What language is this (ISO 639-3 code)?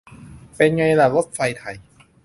tha